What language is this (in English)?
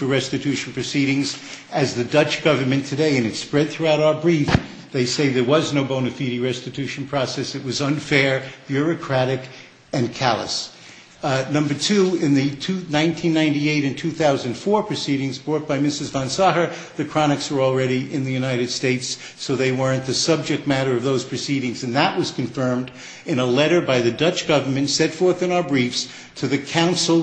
English